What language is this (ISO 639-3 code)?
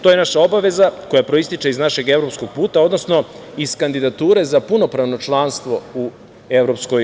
srp